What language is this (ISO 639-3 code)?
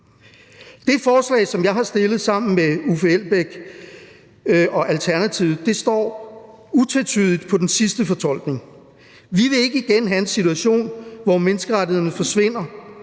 dan